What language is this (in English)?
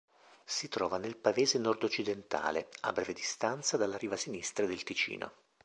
Italian